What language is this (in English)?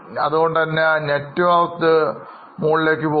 Malayalam